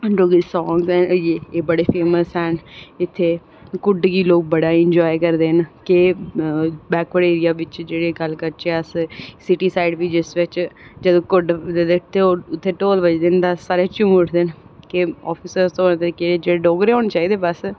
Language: Dogri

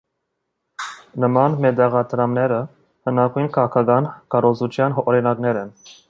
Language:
Armenian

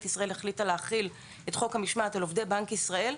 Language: Hebrew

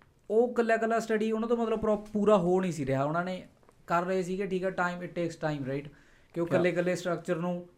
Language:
Punjabi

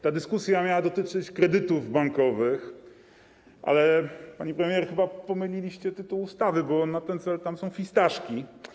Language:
Polish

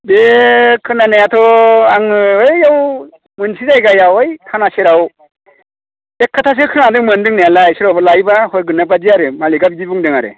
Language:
Bodo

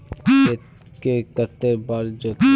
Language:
Magahi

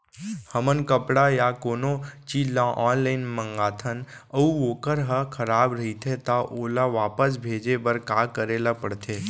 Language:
Chhattisgarhi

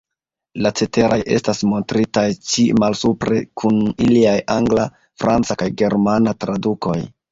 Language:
Esperanto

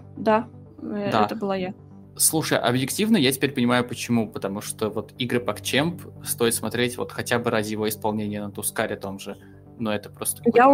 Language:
Russian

